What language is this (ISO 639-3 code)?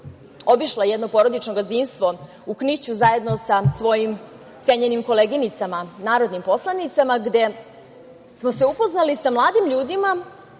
srp